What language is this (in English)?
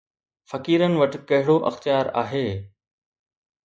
Sindhi